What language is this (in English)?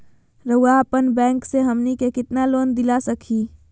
Magahi